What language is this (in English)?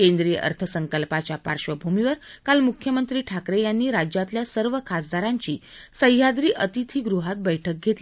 Marathi